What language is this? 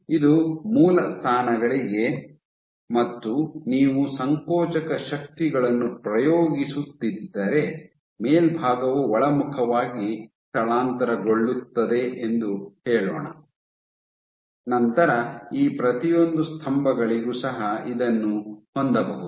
Kannada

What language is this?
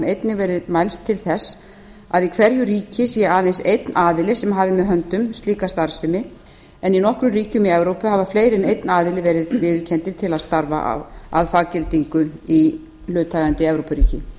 Icelandic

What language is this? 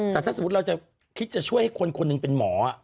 Thai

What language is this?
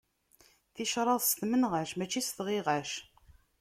Kabyle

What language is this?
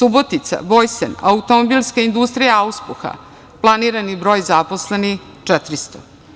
Serbian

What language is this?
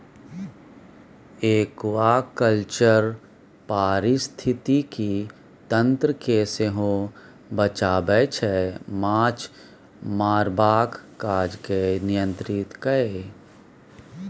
Maithili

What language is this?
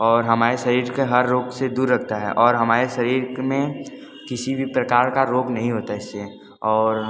Hindi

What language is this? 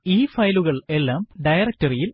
Malayalam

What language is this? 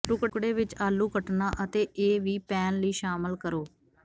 Punjabi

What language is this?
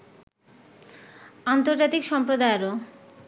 Bangla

